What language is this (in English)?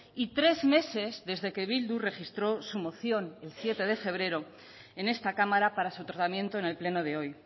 Spanish